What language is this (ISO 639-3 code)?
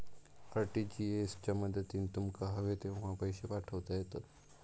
mar